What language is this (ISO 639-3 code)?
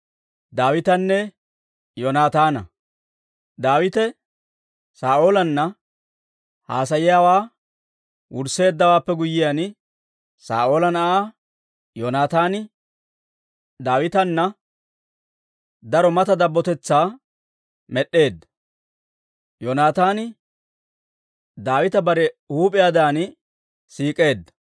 dwr